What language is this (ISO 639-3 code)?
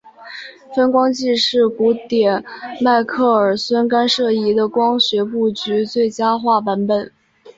zho